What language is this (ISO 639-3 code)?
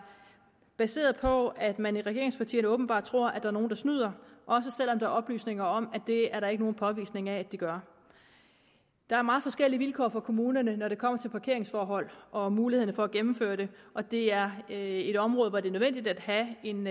dan